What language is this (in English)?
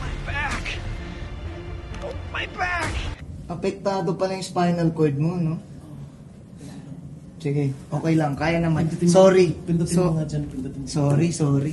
Filipino